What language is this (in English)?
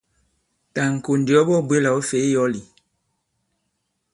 Bankon